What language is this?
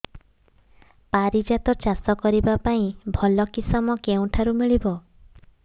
Odia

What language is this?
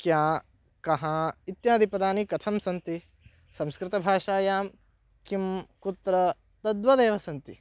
Sanskrit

